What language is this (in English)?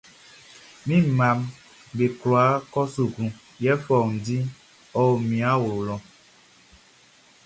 Baoulé